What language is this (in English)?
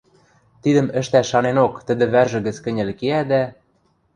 Western Mari